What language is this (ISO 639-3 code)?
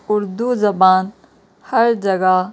urd